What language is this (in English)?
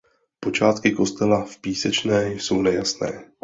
Czech